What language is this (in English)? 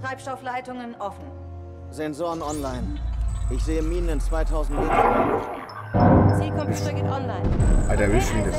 German